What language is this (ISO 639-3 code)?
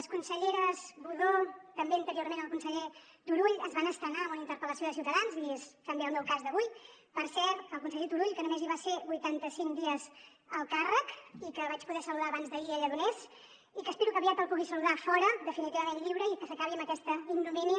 cat